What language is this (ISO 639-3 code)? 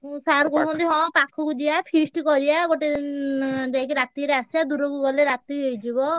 ori